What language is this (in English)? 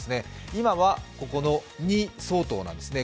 Japanese